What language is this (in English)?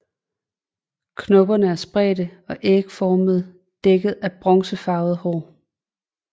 Danish